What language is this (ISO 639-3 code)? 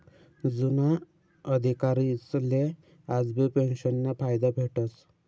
mar